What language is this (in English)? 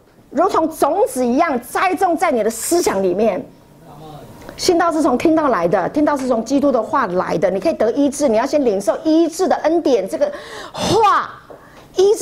Chinese